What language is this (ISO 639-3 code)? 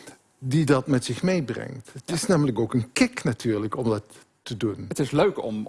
nld